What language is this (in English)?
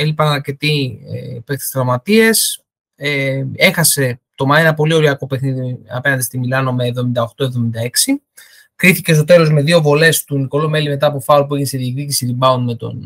Greek